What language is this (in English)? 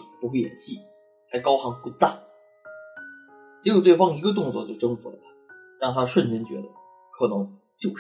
Chinese